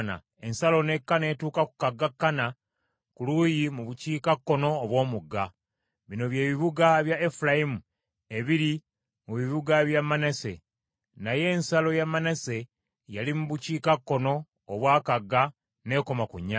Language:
Ganda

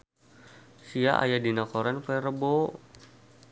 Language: Sundanese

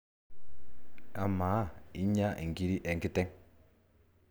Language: Masai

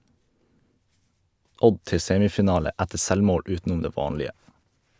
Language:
Norwegian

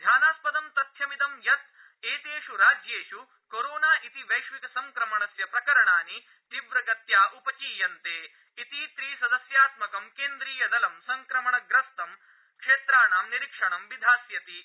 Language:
Sanskrit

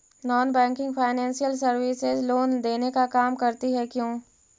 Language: Magahi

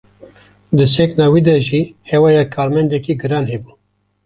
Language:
Kurdish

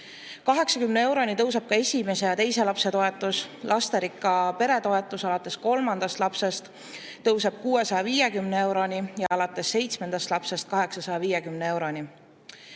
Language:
Estonian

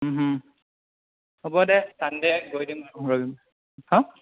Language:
Assamese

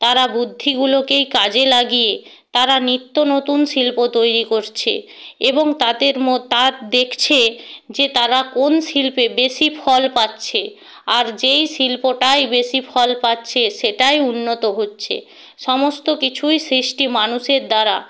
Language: Bangla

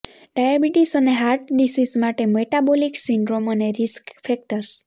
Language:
Gujarati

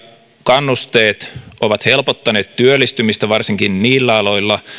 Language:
Finnish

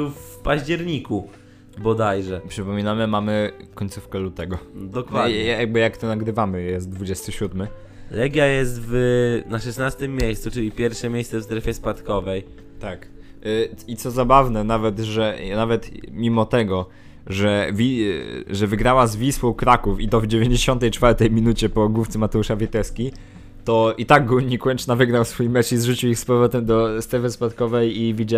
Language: Polish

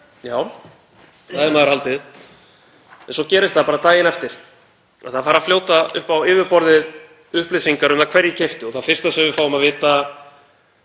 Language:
Icelandic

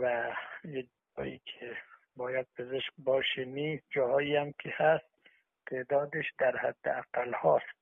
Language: Persian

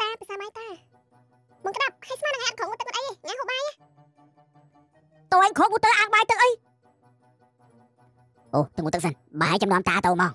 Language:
Thai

